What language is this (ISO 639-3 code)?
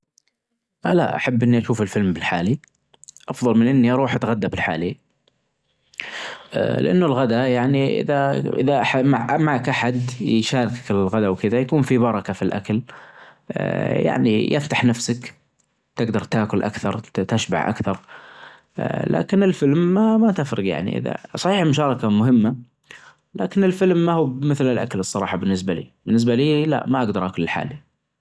ars